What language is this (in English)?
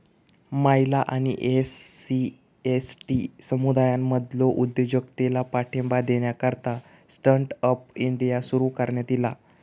Marathi